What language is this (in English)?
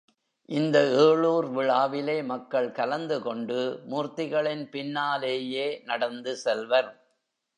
Tamil